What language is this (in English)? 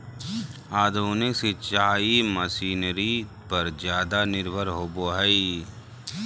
Magahi